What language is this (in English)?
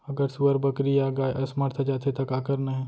Chhattisgarhi